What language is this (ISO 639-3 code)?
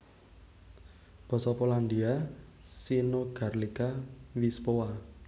jav